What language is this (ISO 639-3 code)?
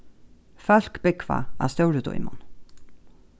fao